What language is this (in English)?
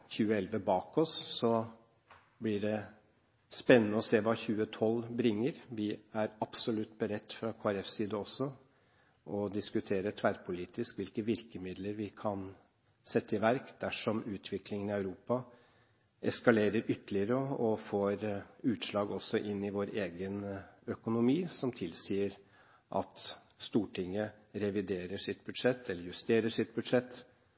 Norwegian Bokmål